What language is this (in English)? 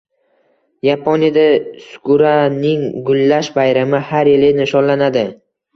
Uzbek